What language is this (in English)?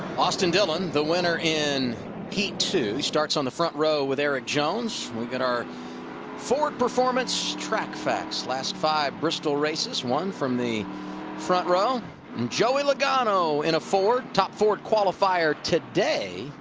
English